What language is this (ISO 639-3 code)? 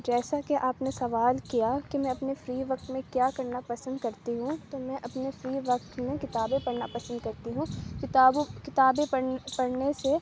urd